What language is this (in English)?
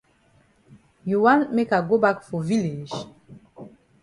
Cameroon Pidgin